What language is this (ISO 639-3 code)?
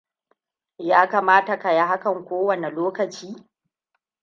hau